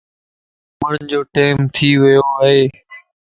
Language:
Lasi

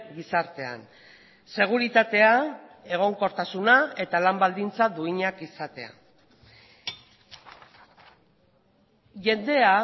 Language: Basque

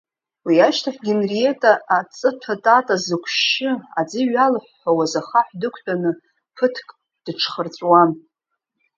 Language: Abkhazian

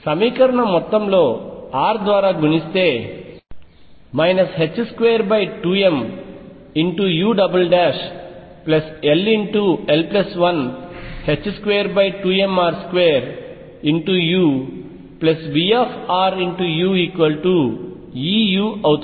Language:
Telugu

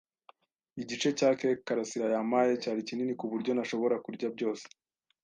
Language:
Kinyarwanda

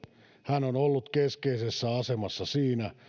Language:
Finnish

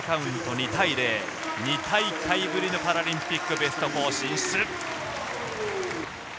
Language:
Japanese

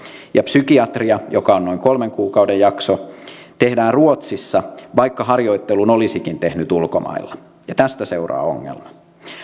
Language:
Finnish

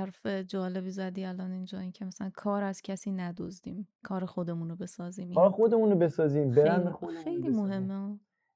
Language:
Persian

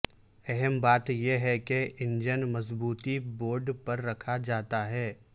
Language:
Urdu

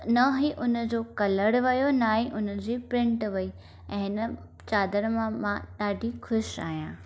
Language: Sindhi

